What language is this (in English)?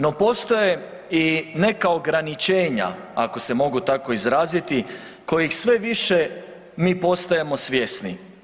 Croatian